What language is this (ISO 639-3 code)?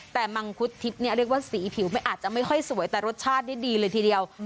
tha